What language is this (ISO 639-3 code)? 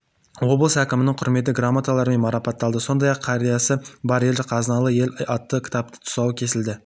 kaz